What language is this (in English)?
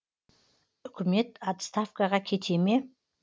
Kazakh